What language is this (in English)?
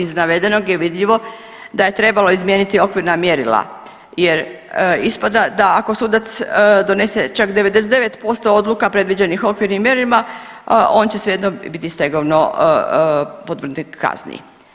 Croatian